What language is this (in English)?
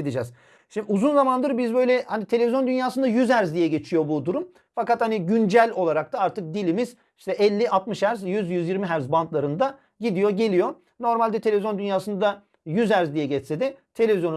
Turkish